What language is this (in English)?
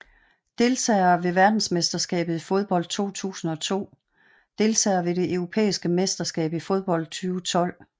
Danish